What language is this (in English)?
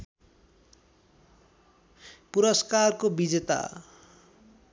Nepali